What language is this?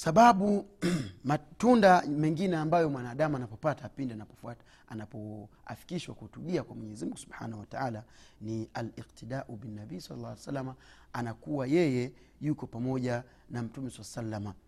Swahili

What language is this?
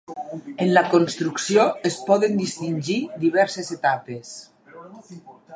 Catalan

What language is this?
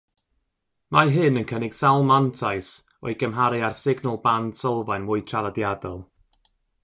Welsh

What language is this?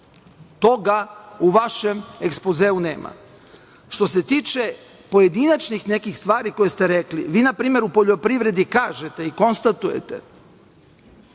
Serbian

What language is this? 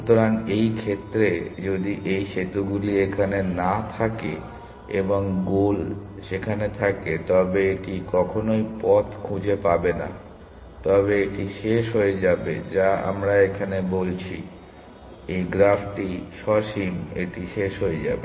Bangla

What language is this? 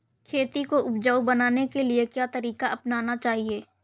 Hindi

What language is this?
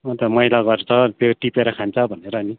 Nepali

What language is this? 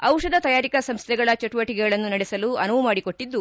Kannada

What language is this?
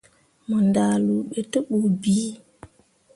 Mundang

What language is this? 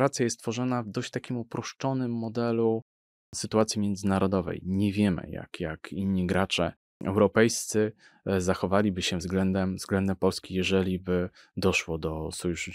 Polish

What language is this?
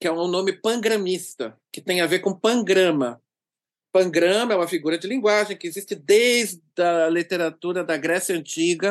Portuguese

